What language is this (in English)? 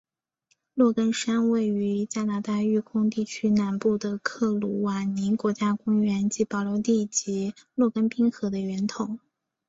Chinese